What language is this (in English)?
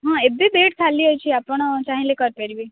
Odia